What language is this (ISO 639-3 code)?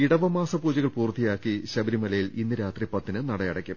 mal